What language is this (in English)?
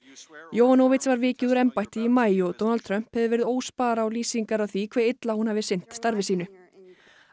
Icelandic